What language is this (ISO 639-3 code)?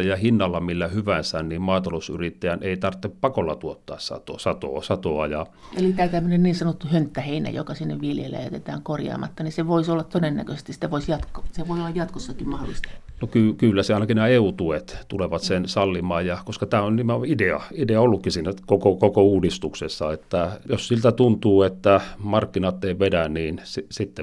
fin